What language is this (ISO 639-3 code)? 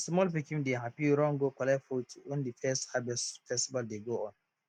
pcm